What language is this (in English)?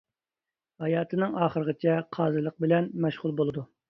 Uyghur